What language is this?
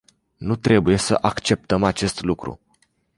Romanian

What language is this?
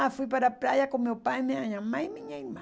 Portuguese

